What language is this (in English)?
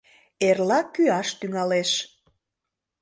Mari